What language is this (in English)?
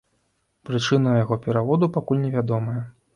Belarusian